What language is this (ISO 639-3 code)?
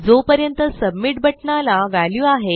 mar